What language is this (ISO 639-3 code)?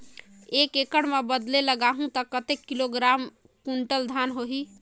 hne